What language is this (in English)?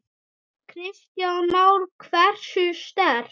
Icelandic